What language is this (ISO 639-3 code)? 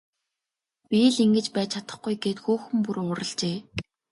mon